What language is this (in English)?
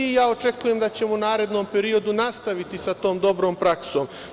Serbian